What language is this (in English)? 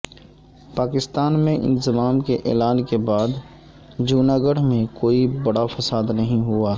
Urdu